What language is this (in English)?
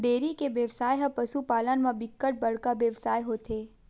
Chhattisgarhi